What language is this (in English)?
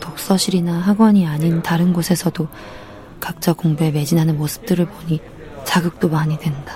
Korean